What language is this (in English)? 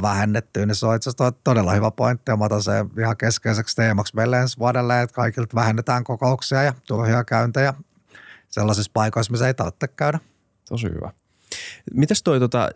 Finnish